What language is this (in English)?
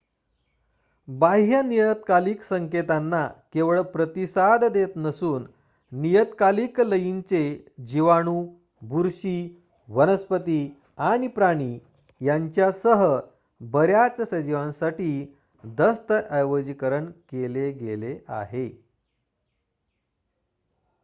Marathi